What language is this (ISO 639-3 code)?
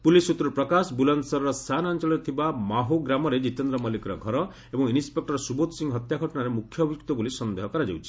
ori